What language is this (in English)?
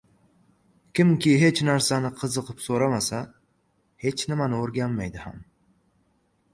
Uzbek